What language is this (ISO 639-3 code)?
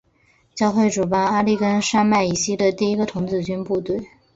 zho